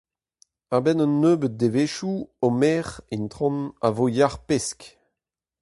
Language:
Breton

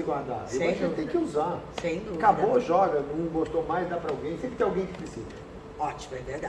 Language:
Portuguese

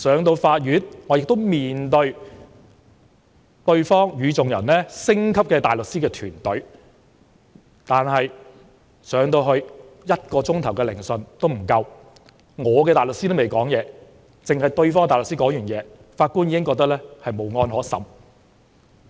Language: Cantonese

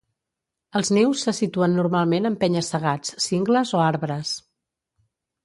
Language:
Catalan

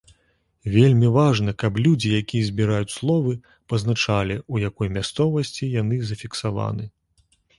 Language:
Belarusian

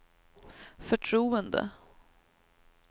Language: Swedish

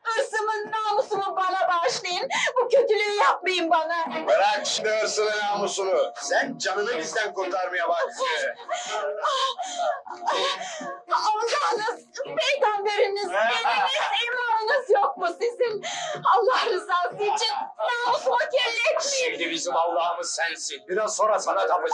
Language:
Turkish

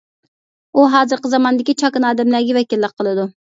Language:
Uyghur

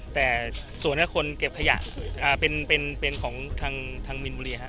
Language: Thai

